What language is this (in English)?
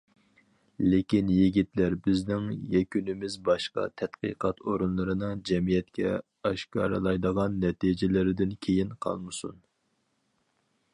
Uyghur